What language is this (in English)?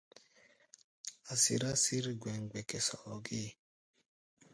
Gbaya